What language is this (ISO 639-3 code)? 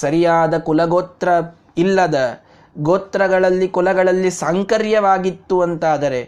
kan